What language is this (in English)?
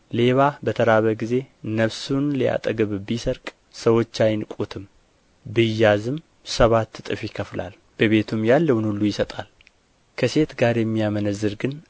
Amharic